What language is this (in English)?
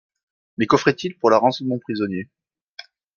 French